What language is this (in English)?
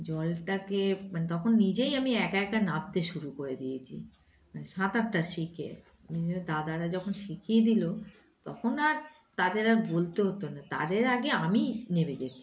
Bangla